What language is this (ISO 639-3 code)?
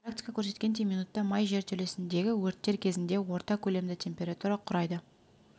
kaz